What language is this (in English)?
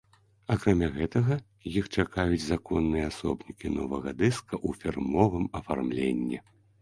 Belarusian